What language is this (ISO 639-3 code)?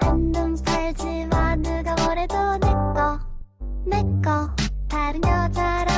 kor